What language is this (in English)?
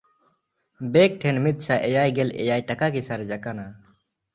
Santali